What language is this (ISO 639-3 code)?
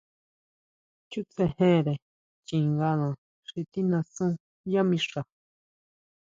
mau